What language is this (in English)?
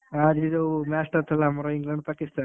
Odia